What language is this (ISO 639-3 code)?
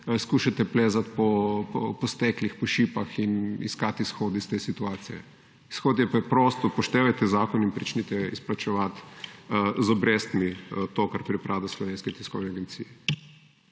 slv